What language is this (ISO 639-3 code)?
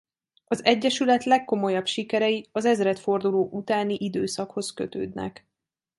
hun